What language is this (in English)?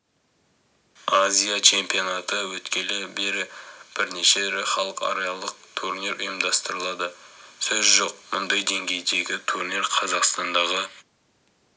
Kazakh